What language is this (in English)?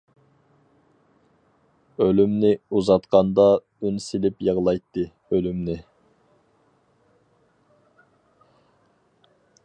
Uyghur